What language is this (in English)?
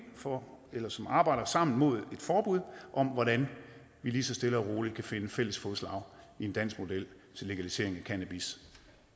Danish